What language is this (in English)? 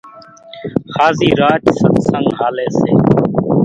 Kachi Koli